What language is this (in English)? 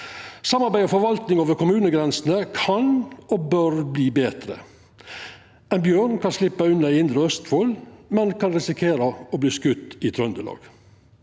Norwegian